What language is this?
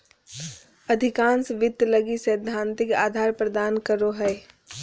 Magahi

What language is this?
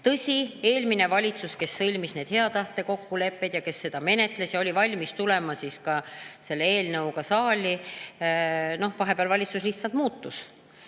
Estonian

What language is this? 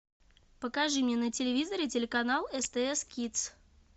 Russian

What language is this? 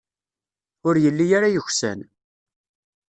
Kabyle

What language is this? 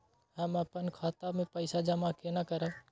Maithili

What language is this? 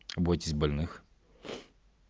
Russian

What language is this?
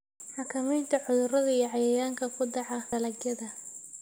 Somali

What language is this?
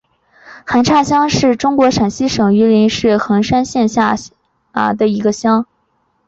Chinese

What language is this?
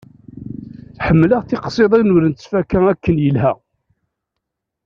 Kabyle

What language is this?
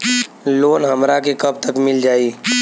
Bhojpuri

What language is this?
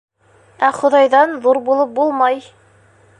Bashkir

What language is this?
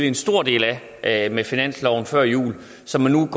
Danish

